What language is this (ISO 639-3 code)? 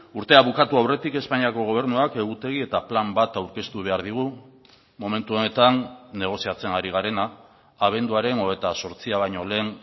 eus